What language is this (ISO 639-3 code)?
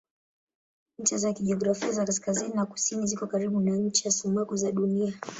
swa